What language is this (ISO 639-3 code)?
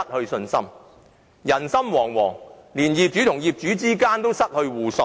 yue